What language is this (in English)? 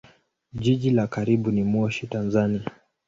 Swahili